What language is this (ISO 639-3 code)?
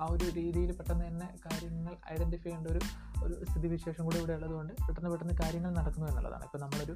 mal